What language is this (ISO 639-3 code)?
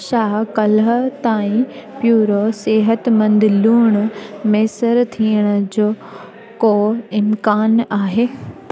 snd